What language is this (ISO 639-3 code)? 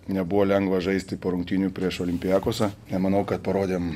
lit